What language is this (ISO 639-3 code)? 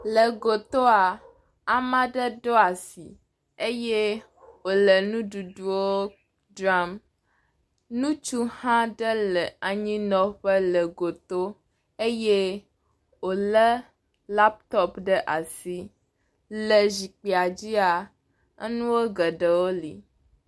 ewe